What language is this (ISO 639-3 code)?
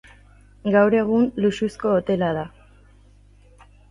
eus